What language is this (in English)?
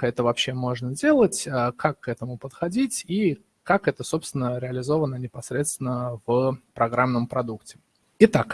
Russian